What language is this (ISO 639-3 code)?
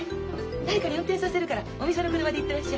jpn